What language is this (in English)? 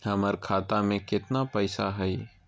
Magahi